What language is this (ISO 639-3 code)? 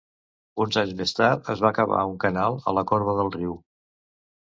cat